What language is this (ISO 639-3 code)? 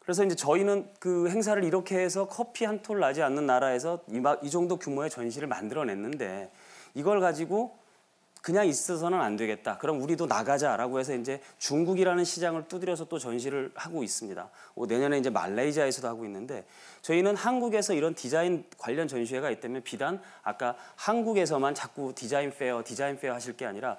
kor